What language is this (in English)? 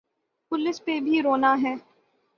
Urdu